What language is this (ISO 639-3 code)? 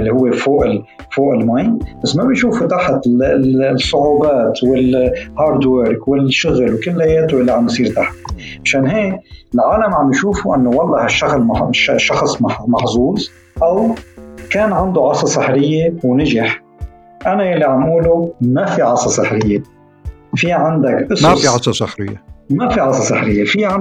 ara